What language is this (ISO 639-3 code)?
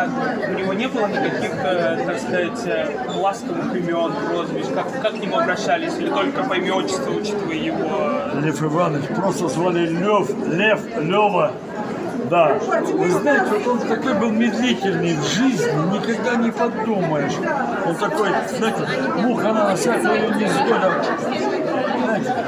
rus